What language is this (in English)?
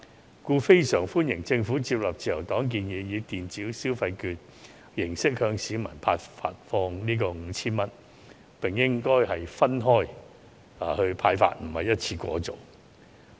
Cantonese